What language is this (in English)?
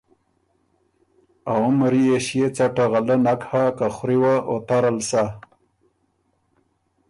Ormuri